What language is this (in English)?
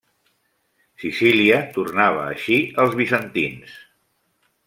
Catalan